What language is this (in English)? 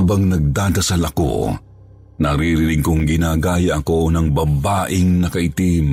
Filipino